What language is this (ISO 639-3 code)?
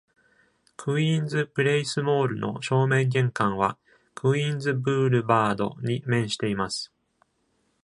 jpn